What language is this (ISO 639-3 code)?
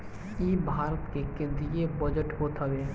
bho